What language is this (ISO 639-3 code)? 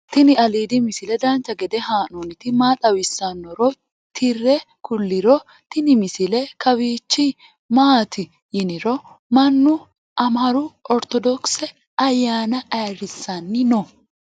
sid